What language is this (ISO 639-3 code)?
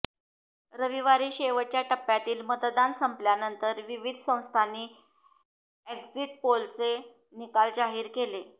mar